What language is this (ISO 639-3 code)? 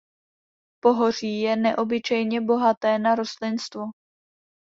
ces